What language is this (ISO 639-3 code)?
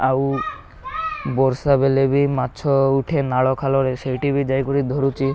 ori